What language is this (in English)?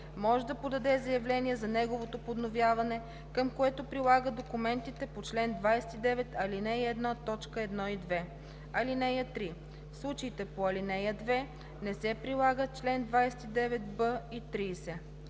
Bulgarian